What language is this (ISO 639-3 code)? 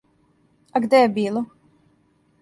srp